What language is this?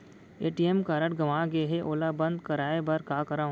Chhattisgarhi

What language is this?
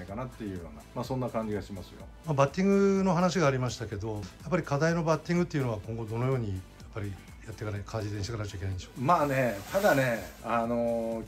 Japanese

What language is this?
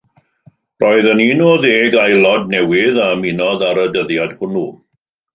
Welsh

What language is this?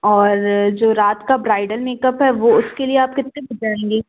Hindi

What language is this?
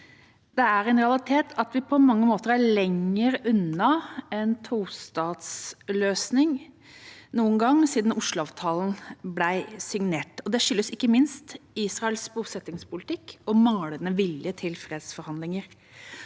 Norwegian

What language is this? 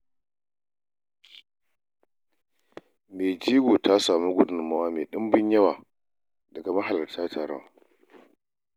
Hausa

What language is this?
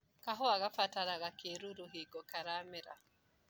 Kikuyu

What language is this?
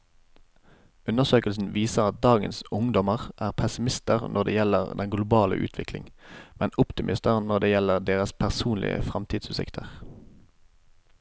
Norwegian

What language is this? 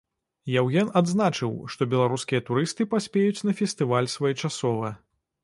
Belarusian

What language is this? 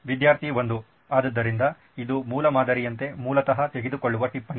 Kannada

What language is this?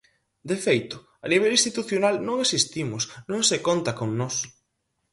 Galician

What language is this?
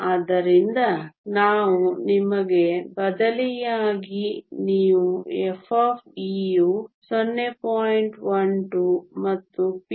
Kannada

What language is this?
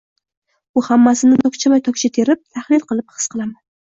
Uzbek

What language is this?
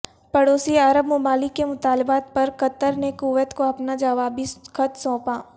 Urdu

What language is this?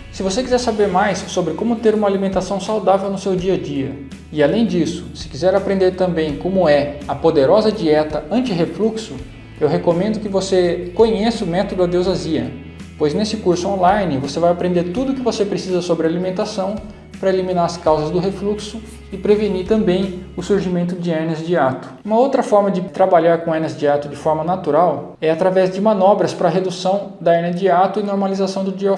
Portuguese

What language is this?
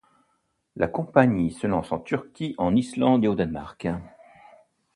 French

